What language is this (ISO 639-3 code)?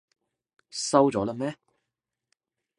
yue